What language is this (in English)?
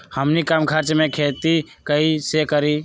Magahi